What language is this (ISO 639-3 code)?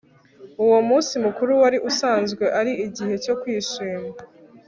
kin